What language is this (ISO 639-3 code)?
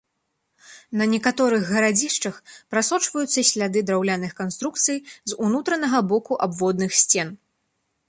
bel